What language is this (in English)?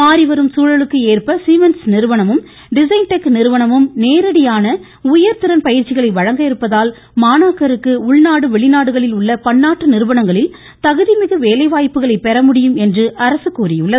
Tamil